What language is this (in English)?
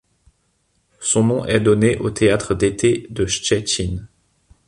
French